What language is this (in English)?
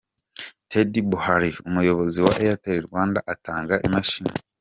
Kinyarwanda